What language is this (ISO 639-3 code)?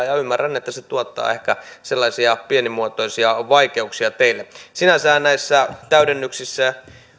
fin